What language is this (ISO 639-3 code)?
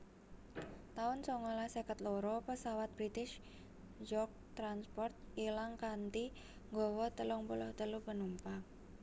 jav